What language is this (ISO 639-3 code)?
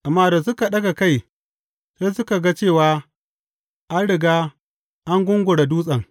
hau